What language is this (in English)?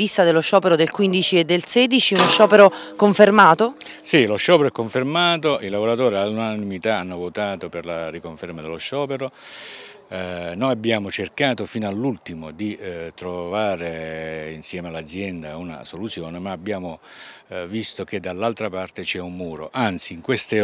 Italian